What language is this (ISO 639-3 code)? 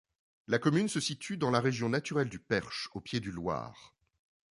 fra